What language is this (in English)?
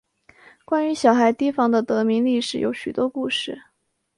Chinese